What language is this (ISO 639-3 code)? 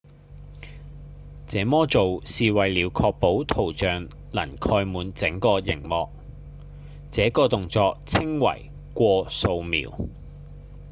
yue